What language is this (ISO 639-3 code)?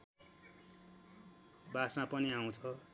nep